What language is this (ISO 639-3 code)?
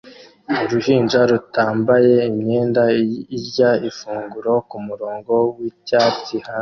kin